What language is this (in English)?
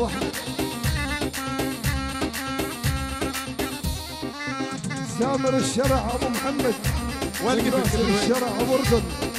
Arabic